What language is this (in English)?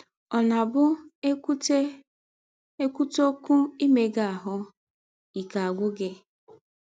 Igbo